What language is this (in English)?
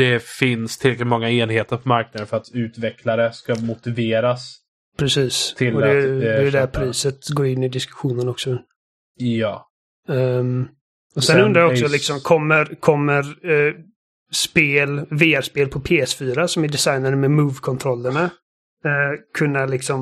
Swedish